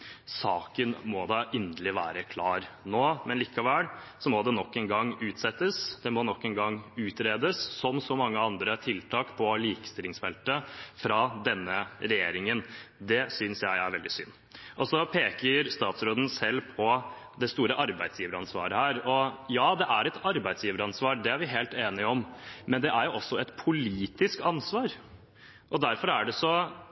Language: Norwegian Bokmål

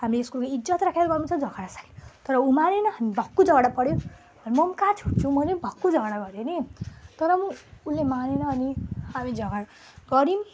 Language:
Nepali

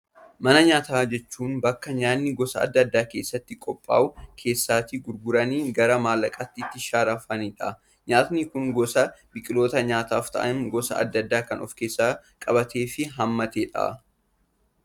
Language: Oromo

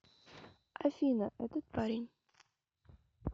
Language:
Russian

